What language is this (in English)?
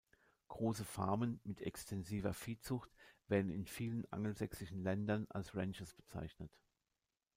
German